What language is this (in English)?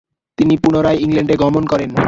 Bangla